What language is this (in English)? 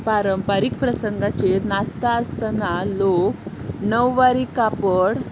Konkani